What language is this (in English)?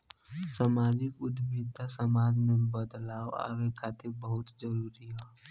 Bhojpuri